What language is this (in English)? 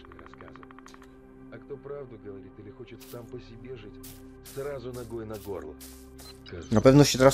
Polish